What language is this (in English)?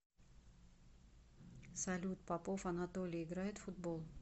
Russian